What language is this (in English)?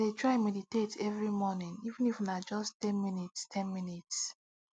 Nigerian Pidgin